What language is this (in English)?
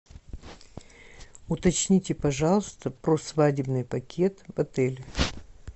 Russian